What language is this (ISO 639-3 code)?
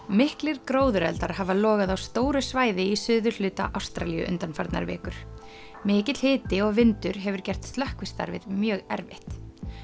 isl